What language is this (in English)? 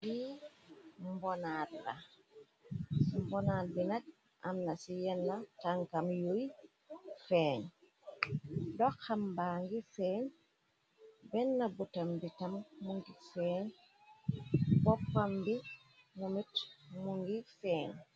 Wolof